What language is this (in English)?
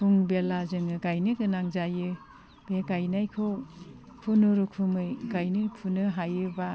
Bodo